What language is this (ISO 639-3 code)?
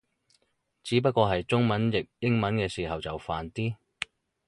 yue